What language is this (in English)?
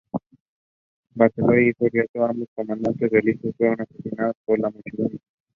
Spanish